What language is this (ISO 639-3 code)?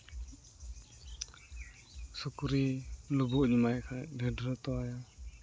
sat